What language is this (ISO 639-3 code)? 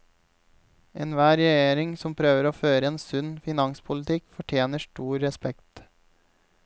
nor